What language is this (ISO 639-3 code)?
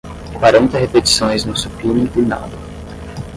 por